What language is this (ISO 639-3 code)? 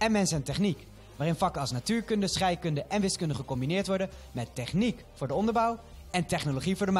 nld